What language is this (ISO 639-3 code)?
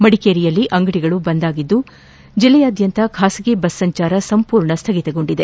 kan